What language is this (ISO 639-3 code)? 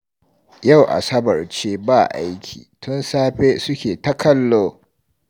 hau